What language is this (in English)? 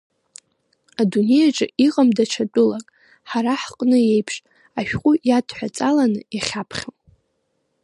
Abkhazian